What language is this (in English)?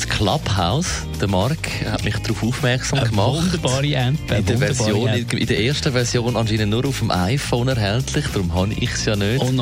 German